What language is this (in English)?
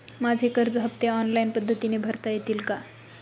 Marathi